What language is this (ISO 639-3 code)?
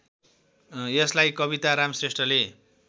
nep